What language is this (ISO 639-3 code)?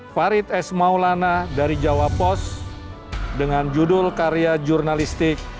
ind